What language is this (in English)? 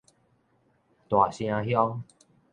Min Nan Chinese